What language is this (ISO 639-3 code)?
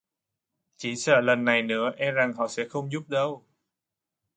vie